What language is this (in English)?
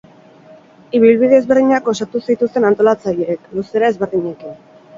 Basque